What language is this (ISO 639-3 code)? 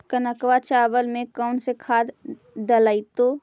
mag